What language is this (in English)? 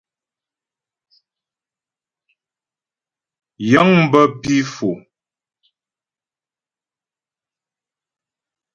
Ghomala